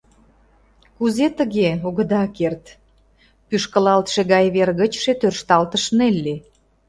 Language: Mari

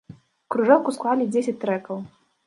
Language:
Belarusian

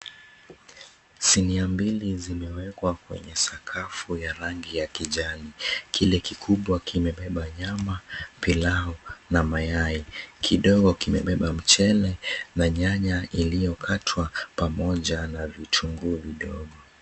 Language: Swahili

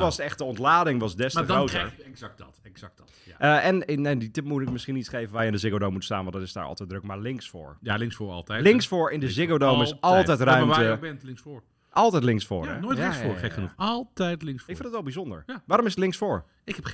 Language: Dutch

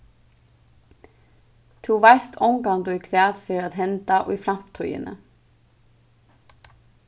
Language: Faroese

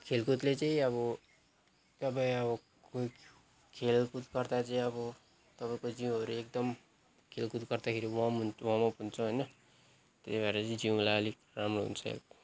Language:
Nepali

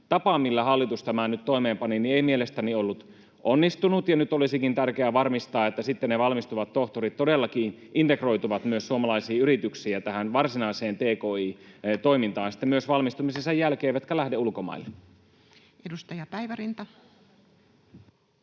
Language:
Finnish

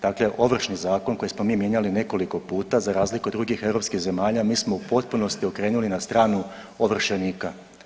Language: Croatian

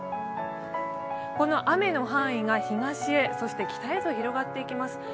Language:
Japanese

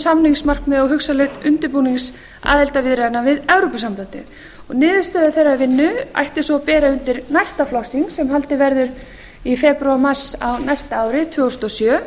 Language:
Icelandic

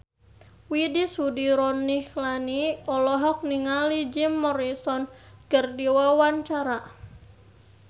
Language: Sundanese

